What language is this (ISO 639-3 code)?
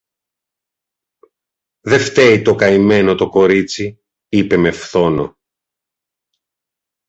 ell